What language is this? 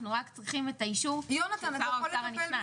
Hebrew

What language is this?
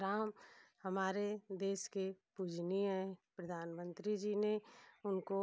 Hindi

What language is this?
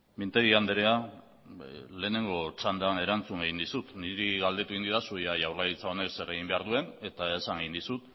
Basque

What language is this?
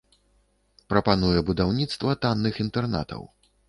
Belarusian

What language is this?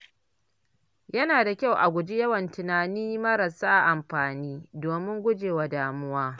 Hausa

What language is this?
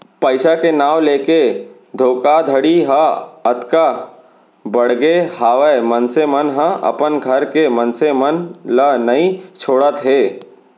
Chhattisgarhi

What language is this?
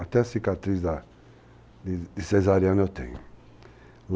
Portuguese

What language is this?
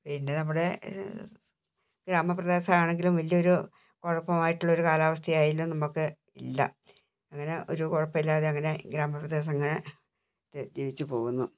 Malayalam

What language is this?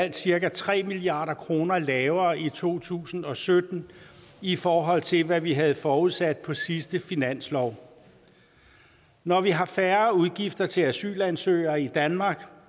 Danish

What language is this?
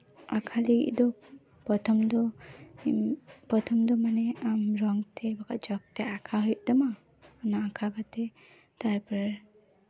Santali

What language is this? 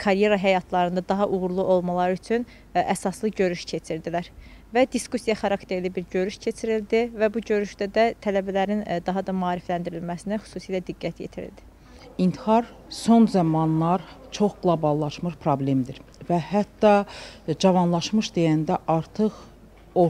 Turkish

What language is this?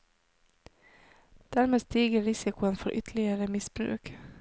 Norwegian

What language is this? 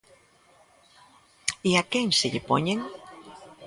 Galician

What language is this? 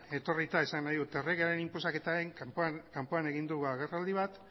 Basque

